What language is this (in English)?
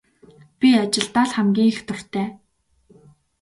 Mongolian